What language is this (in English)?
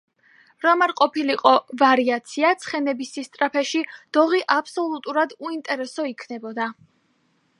Georgian